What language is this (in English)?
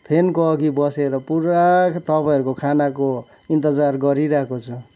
Nepali